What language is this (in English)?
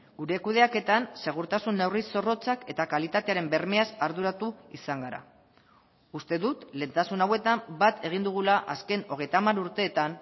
Basque